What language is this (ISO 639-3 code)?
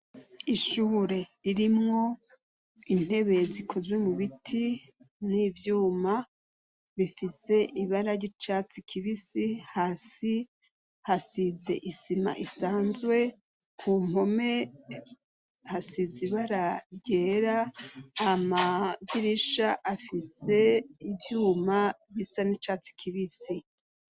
run